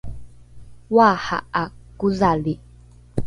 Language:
Rukai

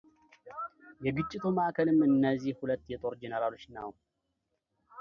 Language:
Amharic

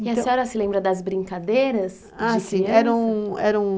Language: Portuguese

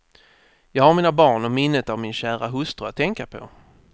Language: Swedish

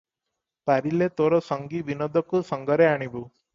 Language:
Odia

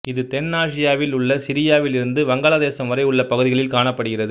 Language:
Tamil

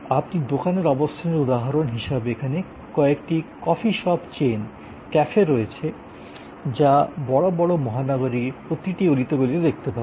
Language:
Bangla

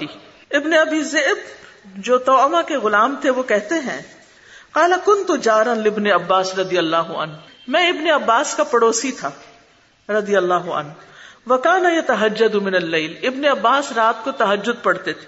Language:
Urdu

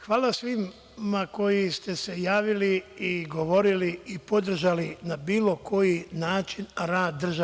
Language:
Serbian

